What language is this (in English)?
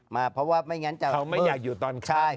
Thai